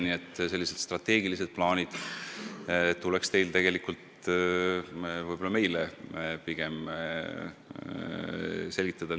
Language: Estonian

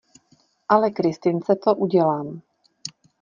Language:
Czech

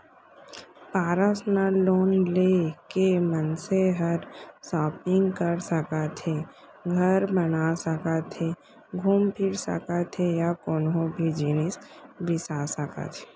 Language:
Chhattisgarhi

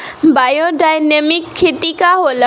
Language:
Bhojpuri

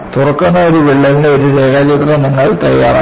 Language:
Malayalam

